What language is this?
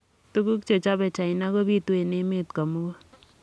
Kalenjin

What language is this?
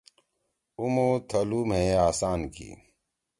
Torwali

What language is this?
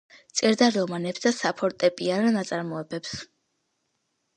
Georgian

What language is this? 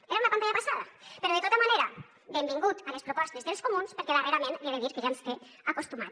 Catalan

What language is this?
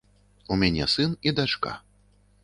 Belarusian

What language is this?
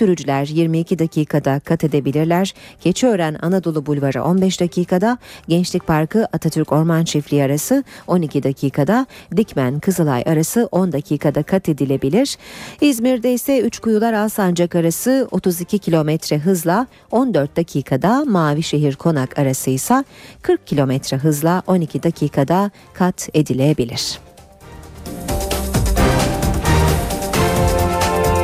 Turkish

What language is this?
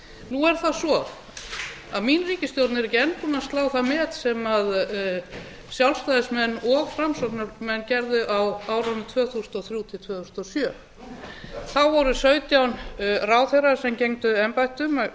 Icelandic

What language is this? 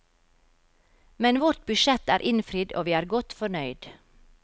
Norwegian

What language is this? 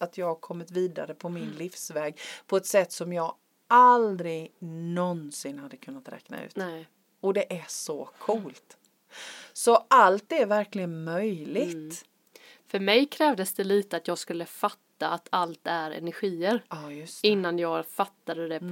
Swedish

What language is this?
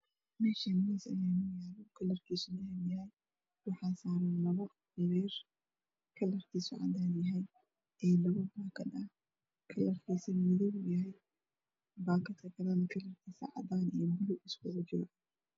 Somali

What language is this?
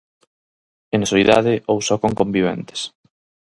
Galician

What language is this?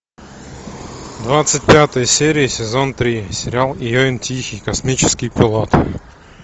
Russian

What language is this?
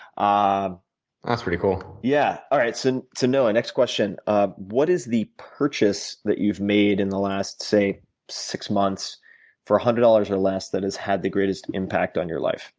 English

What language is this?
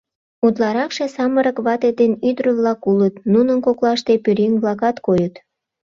Mari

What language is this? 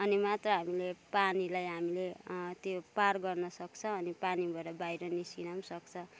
Nepali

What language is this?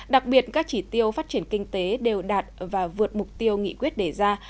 Vietnamese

